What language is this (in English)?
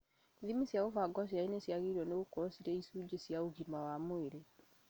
Kikuyu